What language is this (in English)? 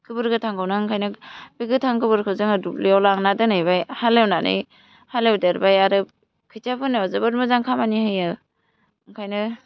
Bodo